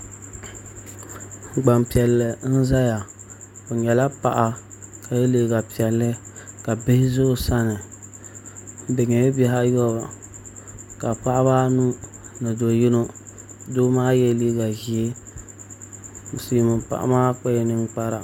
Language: Dagbani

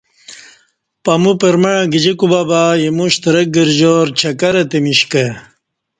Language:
Kati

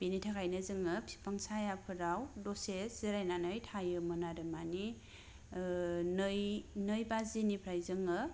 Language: Bodo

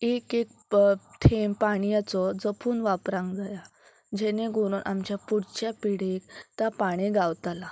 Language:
Konkani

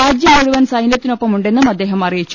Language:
Malayalam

